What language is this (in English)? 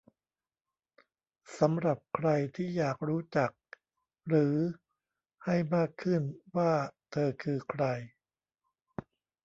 Thai